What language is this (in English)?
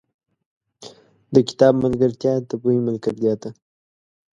Pashto